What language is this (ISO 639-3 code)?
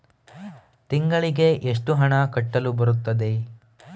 kan